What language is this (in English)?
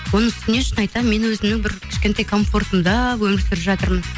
Kazakh